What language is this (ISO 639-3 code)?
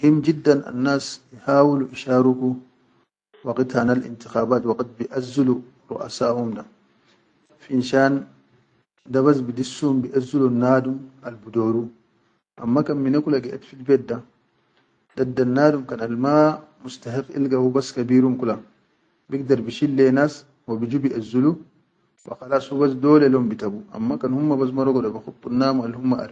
shu